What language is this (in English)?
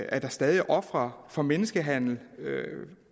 Danish